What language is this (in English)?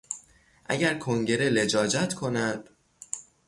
Persian